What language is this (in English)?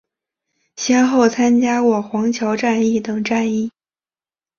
Chinese